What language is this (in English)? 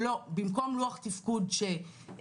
Hebrew